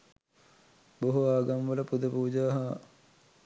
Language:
Sinhala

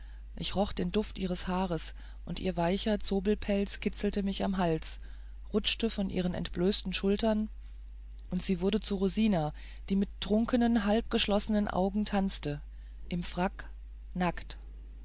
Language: German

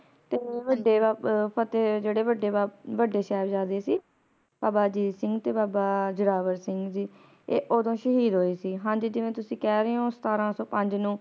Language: Punjabi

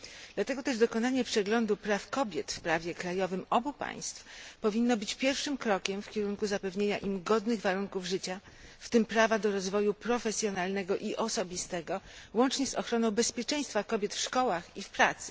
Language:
Polish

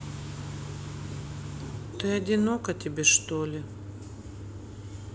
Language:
Russian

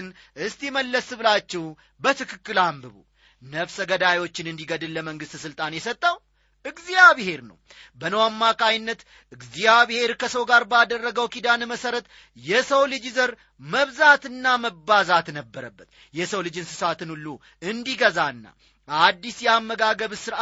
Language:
Amharic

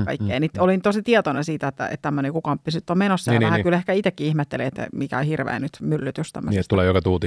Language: Finnish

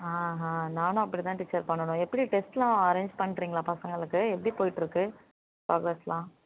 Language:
Tamil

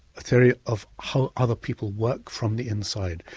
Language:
English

